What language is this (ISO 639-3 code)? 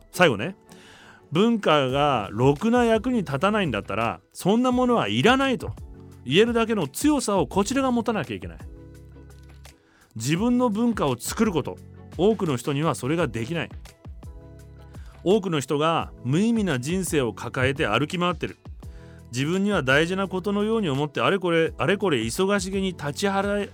jpn